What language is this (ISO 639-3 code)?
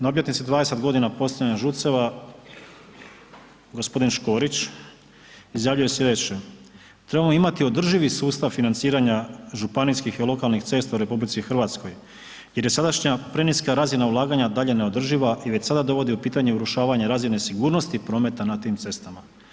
hrv